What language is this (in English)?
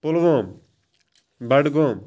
Kashmiri